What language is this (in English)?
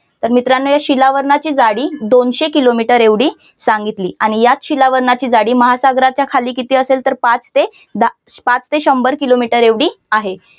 Marathi